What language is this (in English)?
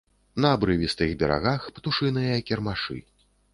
Belarusian